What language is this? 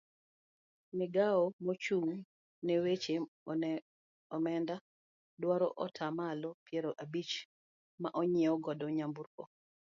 Luo (Kenya and Tanzania)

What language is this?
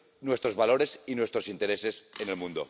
Spanish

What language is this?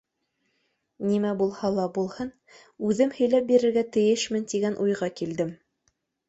Bashkir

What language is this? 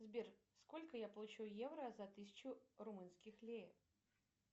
Russian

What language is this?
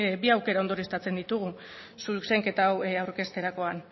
Basque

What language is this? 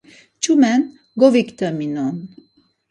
Laz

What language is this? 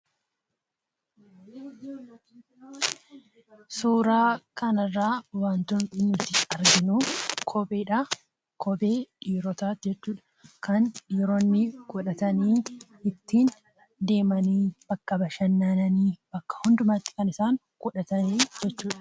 Oromo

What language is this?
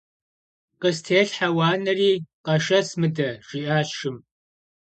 Kabardian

